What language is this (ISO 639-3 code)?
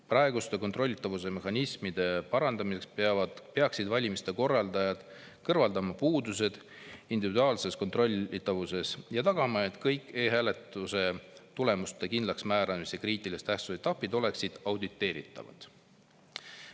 est